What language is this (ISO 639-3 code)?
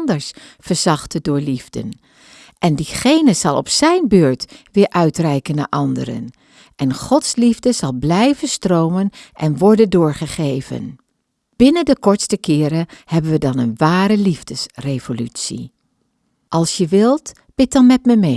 nld